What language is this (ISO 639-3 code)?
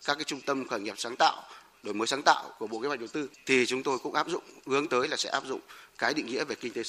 vie